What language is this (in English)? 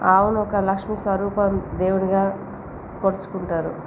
Telugu